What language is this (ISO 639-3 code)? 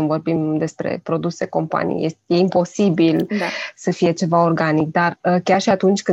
ron